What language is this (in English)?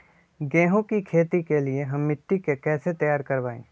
Magahi